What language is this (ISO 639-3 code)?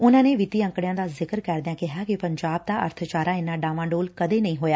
pan